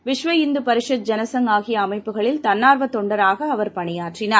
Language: Tamil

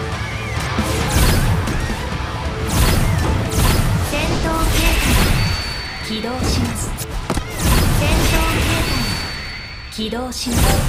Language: Japanese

